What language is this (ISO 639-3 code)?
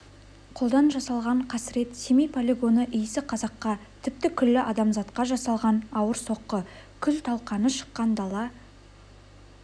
kaz